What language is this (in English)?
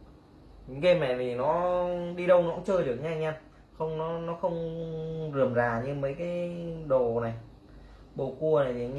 Vietnamese